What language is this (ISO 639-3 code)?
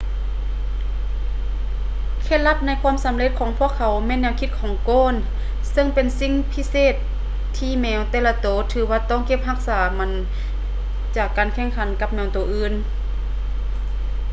lao